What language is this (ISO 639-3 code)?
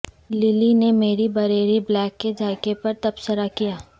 urd